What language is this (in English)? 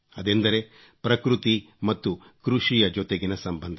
Kannada